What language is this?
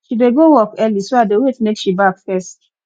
Nigerian Pidgin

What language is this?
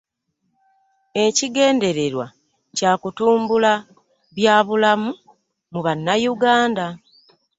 Ganda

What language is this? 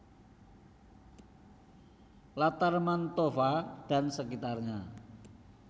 Javanese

